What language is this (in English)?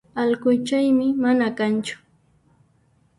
Puno Quechua